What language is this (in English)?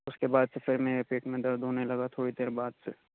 Urdu